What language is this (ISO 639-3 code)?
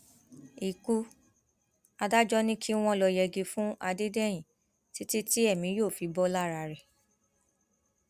yor